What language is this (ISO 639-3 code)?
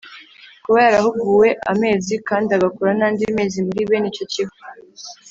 kin